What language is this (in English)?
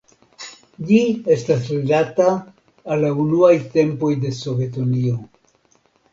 Esperanto